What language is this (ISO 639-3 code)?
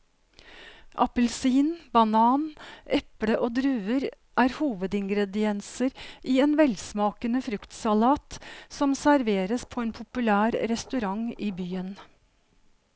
nor